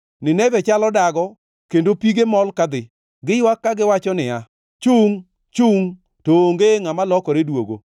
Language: Luo (Kenya and Tanzania)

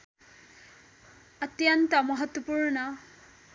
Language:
Nepali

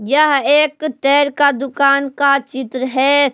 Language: Hindi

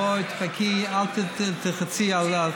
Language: Hebrew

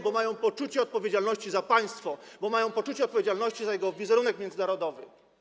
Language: Polish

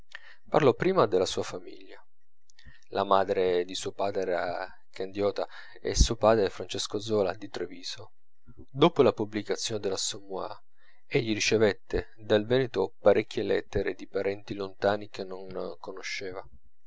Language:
Italian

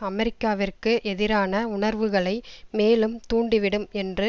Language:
Tamil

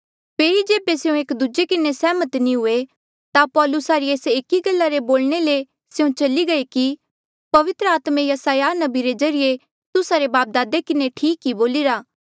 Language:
Mandeali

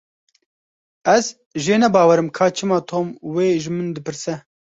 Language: Kurdish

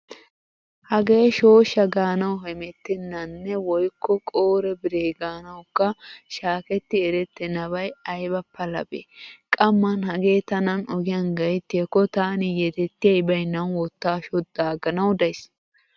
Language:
Wolaytta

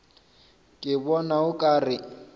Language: Northern Sotho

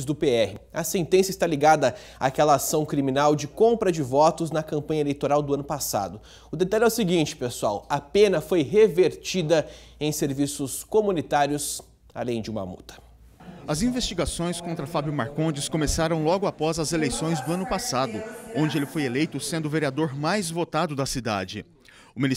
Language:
Portuguese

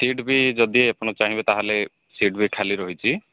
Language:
Odia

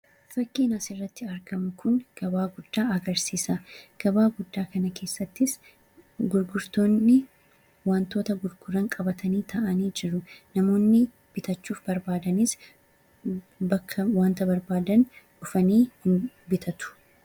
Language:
Oromo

